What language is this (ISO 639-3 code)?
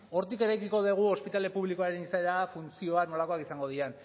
eus